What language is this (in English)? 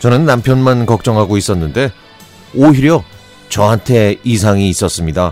Korean